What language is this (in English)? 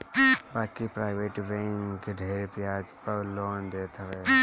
Bhojpuri